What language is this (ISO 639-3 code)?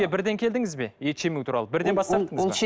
kaz